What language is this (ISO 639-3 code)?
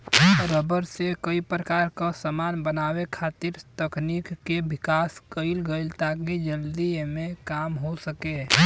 bho